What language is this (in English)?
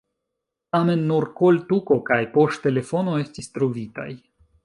Esperanto